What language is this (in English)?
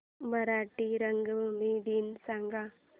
Marathi